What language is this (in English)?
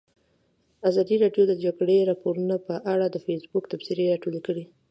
Pashto